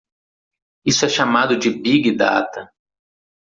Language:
Portuguese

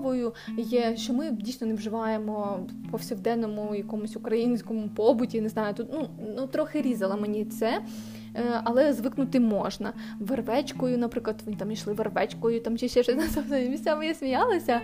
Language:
Ukrainian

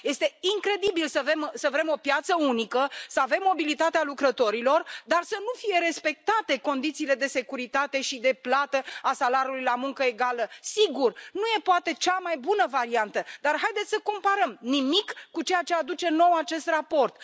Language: Romanian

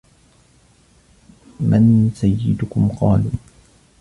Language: Arabic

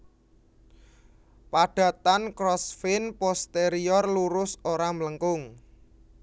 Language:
Javanese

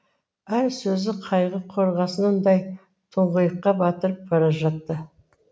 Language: Kazakh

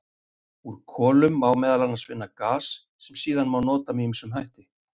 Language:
Icelandic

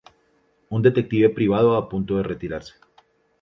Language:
Spanish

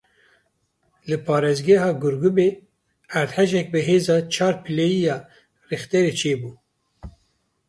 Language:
Kurdish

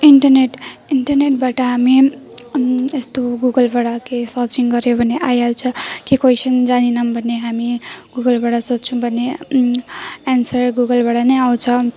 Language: Nepali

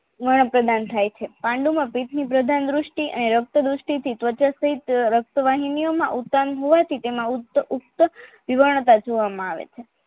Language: Gujarati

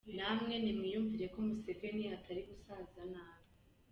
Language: Kinyarwanda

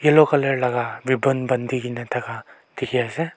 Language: Naga Pidgin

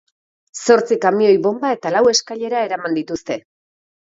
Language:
Basque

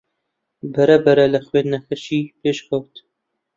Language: Central Kurdish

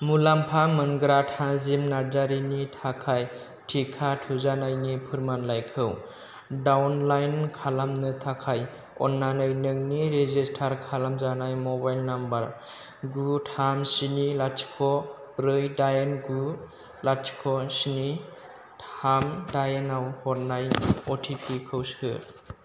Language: Bodo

